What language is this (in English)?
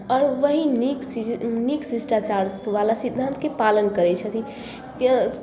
Maithili